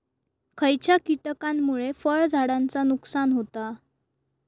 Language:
Marathi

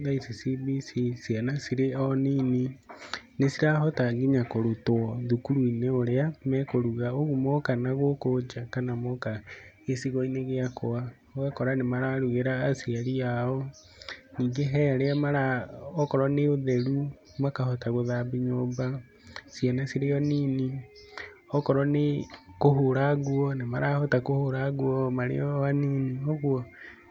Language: Kikuyu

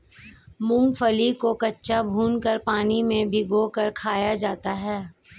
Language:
Hindi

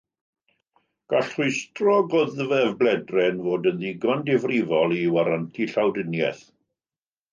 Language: Welsh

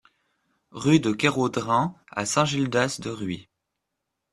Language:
French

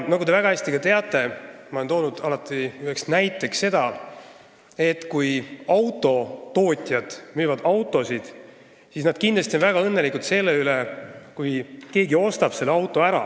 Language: Estonian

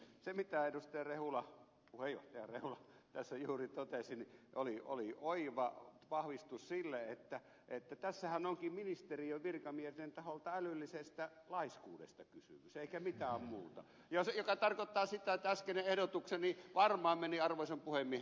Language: Finnish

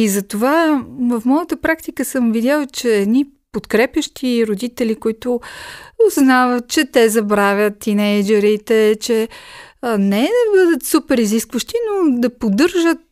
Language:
Bulgarian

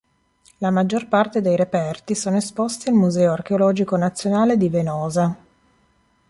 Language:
Italian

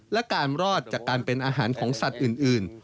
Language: Thai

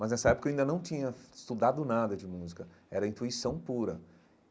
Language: Portuguese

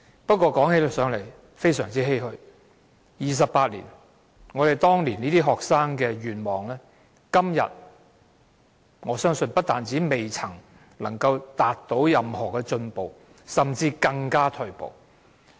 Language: Cantonese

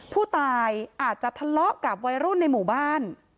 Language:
Thai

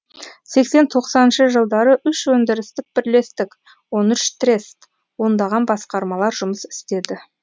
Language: Kazakh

